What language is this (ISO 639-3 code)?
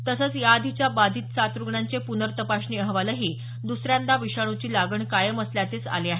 mar